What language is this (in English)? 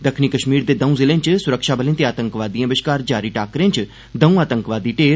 Dogri